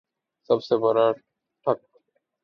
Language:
Urdu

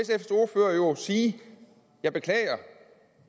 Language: Danish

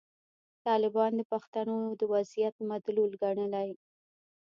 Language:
Pashto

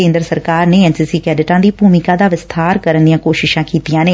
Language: Punjabi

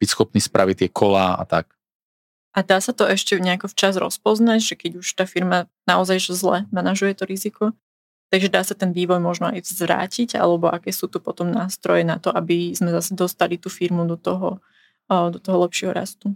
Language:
Slovak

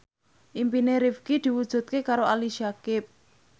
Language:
Javanese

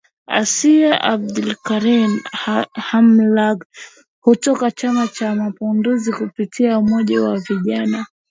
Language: Swahili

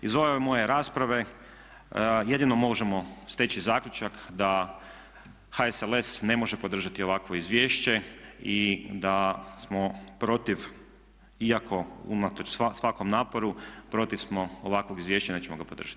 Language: Croatian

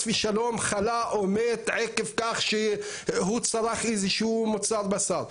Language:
Hebrew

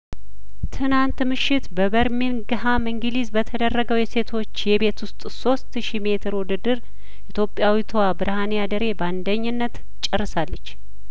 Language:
Amharic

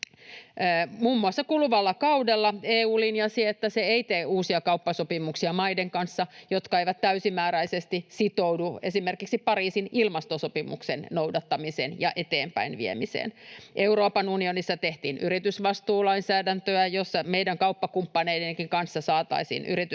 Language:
Finnish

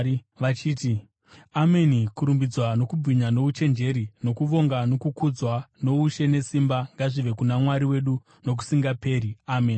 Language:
Shona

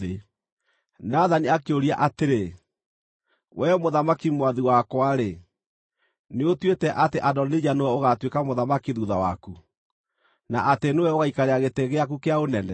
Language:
Kikuyu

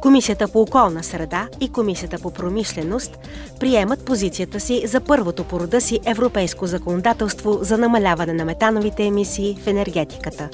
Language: Bulgarian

